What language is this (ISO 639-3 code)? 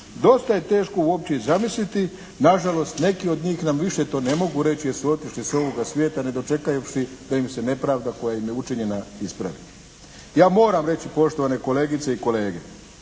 hrv